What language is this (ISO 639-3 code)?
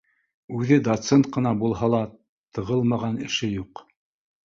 bak